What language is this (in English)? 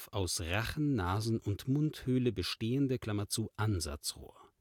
German